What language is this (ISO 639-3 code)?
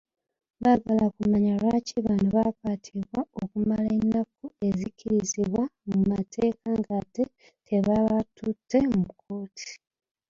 lug